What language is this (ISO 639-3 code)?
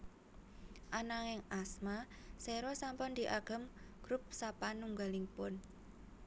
jav